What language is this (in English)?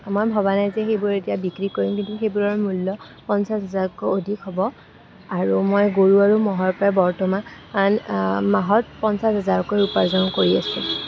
Assamese